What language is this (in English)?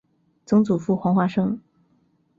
Chinese